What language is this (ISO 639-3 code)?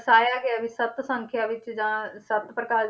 pan